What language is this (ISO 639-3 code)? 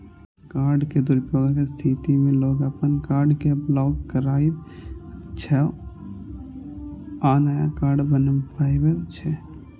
mai